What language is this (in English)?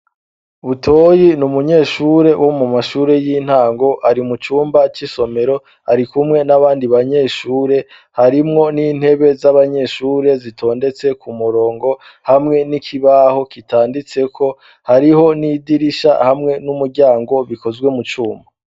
Rundi